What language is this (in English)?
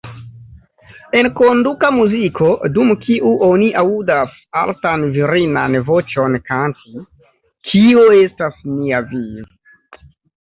Esperanto